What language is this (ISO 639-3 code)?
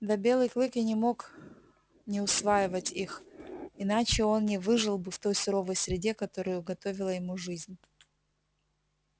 rus